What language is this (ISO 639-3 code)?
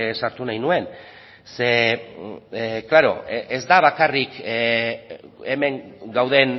eus